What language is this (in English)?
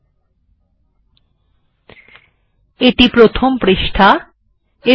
Bangla